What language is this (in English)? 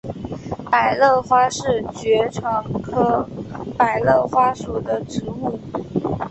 Chinese